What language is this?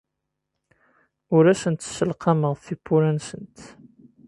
Kabyle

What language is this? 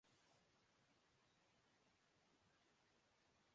Urdu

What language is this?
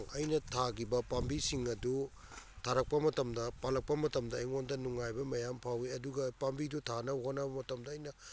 Manipuri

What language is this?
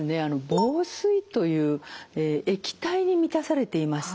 Japanese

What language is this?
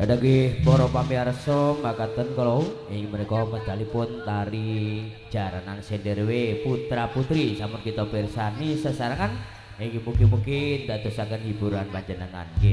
Indonesian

